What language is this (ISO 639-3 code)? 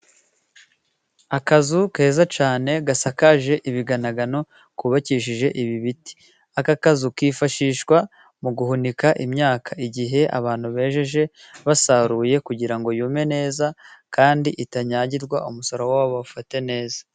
kin